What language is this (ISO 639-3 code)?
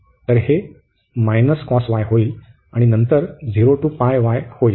mar